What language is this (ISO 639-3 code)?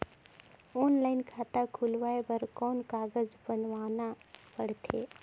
hne